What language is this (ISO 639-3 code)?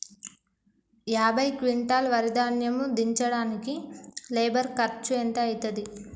tel